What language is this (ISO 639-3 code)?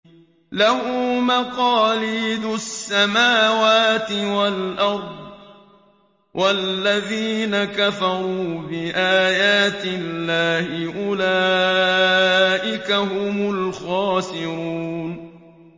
ara